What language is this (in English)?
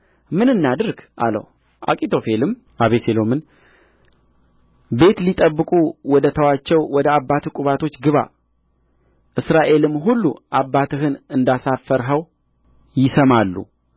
Amharic